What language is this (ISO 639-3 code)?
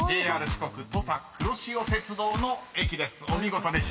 jpn